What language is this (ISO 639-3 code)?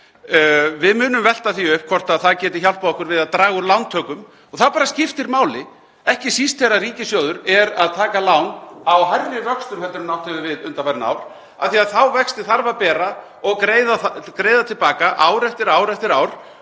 isl